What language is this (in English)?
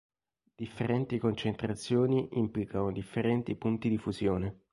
Italian